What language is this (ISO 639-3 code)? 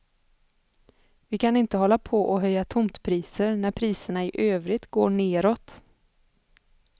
swe